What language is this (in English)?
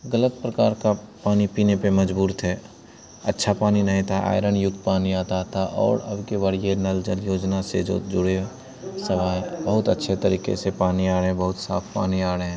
Hindi